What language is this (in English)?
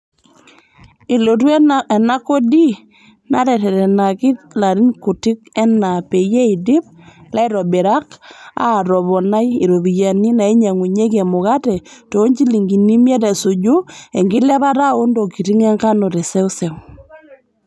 Masai